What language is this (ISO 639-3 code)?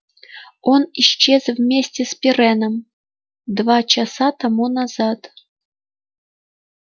rus